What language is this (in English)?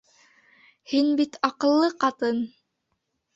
Bashkir